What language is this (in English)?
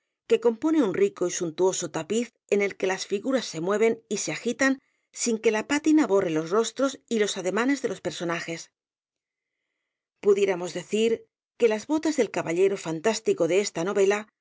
Spanish